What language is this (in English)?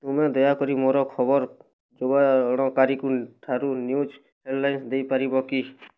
Odia